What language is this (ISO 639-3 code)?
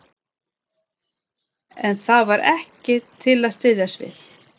isl